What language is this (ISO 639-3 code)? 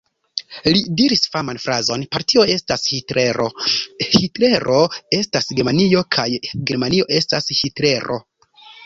epo